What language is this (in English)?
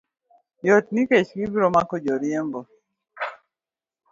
Luo (Kenya and Tanzania)